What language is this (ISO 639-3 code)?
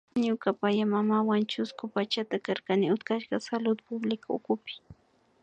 qvi